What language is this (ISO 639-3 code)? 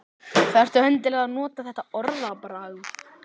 isl